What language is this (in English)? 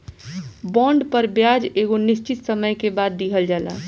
Bhojpuri